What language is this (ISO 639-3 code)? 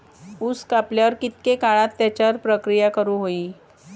mar